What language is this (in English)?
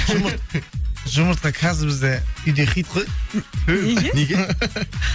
Kazakh